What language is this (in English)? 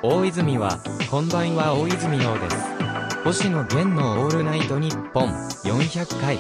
Japanese